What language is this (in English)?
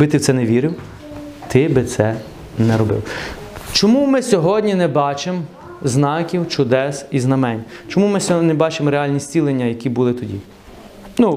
Ukrainian